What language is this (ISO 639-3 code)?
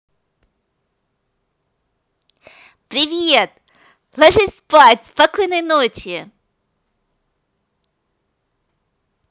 rus